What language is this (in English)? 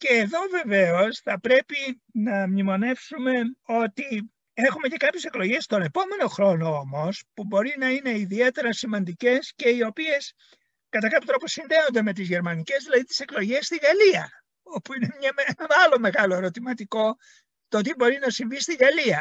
Greek